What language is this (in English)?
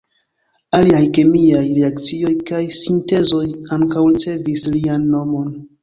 Esperanto